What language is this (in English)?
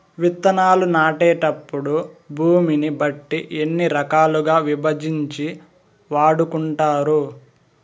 Telugu